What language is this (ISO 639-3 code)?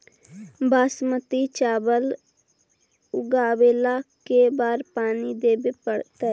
mag